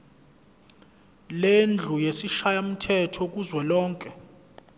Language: Zulu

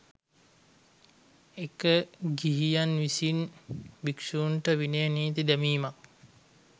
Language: Sinhala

